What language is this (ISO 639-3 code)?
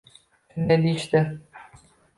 uzb